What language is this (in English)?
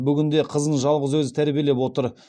Kazakh